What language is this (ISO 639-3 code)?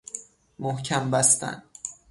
fas